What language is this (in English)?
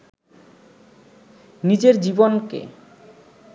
Bangla